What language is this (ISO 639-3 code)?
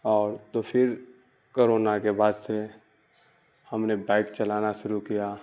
urd